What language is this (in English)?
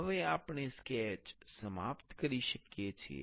Gujarati